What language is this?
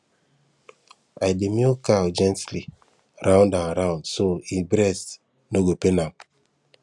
Nigerian Pidgin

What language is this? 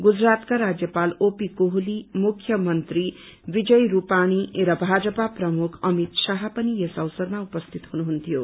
Nepali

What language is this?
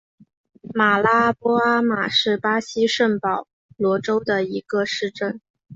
Chinese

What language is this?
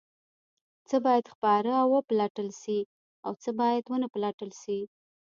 Pashto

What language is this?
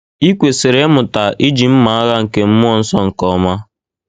Igbo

